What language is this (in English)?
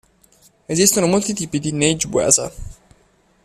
Italian